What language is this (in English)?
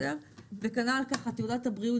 Hebrew